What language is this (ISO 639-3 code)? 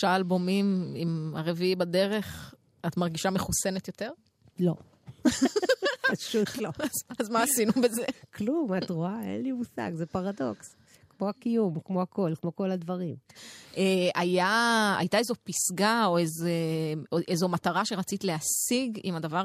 heb